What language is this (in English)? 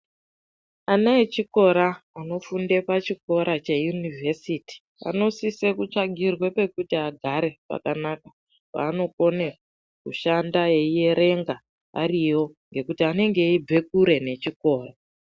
Ndau